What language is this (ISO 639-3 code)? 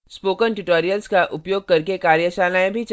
hin